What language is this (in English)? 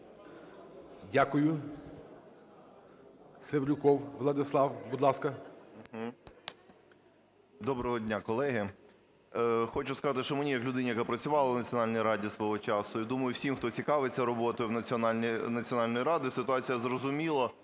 Ukrainian